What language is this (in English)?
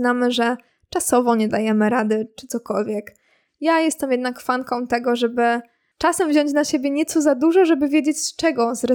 Polish